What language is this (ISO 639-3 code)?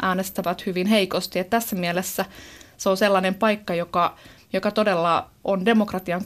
fin